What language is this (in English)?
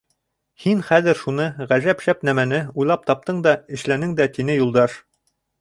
Bashkir